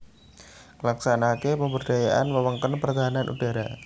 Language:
Javanese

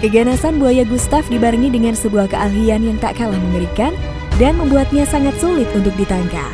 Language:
Indonesian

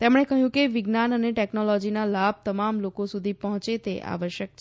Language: Gujarati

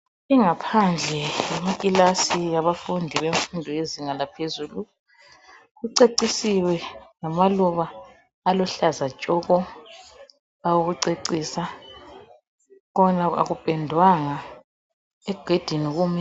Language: North Ndebele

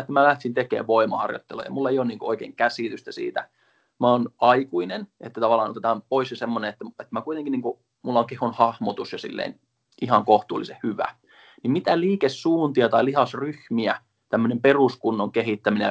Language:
Finnish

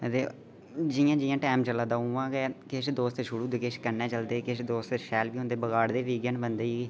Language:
Dogri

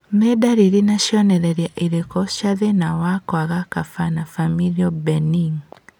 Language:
Kikuyu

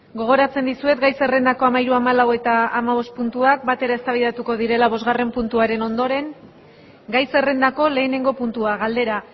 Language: Basque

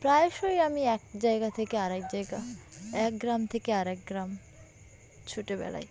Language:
Bangla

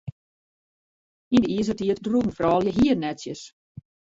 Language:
Western Frisian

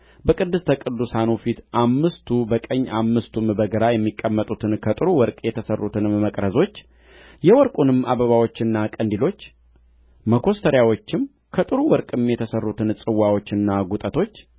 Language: Amharic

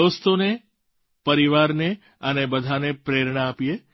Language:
Gujarati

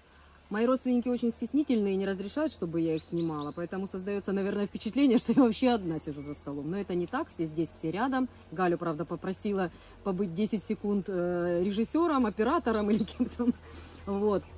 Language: Russian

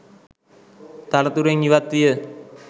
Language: Sinhala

